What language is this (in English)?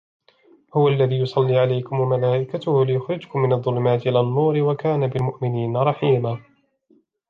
Arabic